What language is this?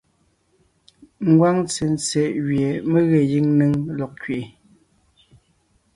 Ngiemboon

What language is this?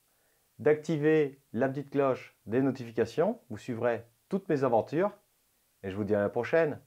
French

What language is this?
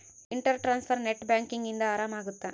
Kannada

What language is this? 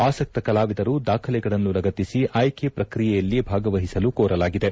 Kannada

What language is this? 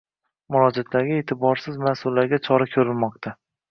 Uzbek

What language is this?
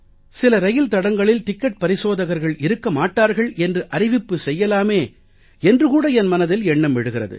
Tamil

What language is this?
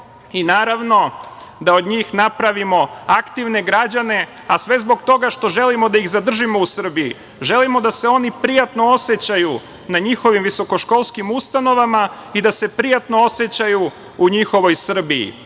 Serbian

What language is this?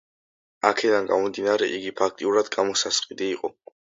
Georgian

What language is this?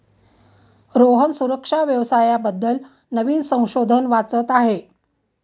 Marathi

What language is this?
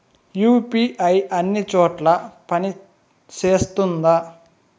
Telugu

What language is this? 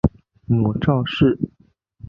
Chinese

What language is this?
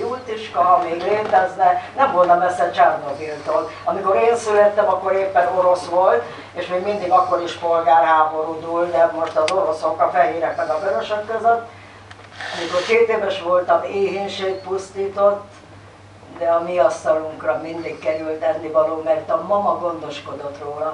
Hungarian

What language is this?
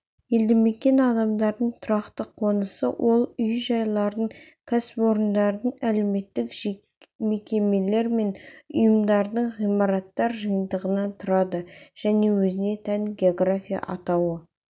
Kazakh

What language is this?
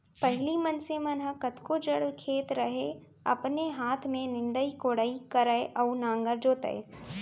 Chhattisgarhi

